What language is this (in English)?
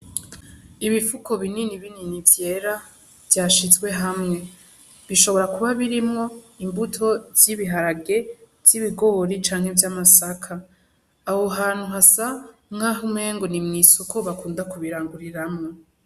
Rundi